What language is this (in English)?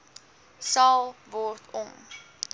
Afrikaans